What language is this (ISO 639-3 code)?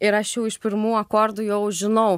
lit